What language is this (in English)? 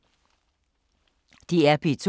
Danish